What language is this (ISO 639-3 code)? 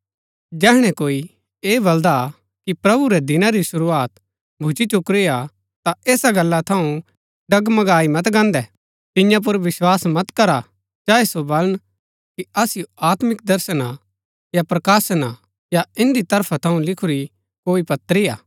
gbk